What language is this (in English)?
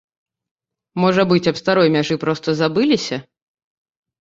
Belarusian